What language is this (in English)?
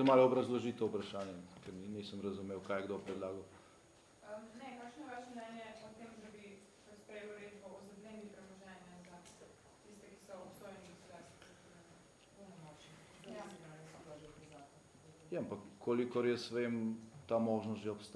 Slovenian